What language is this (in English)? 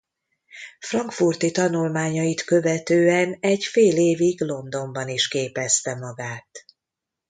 Hungarian